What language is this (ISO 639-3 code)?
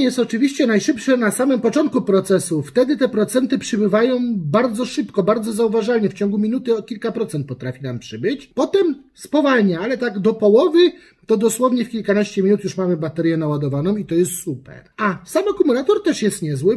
pol